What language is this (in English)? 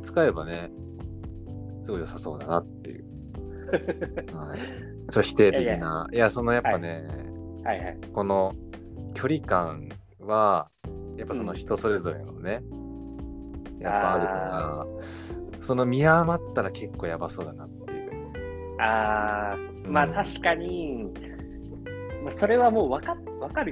Japanese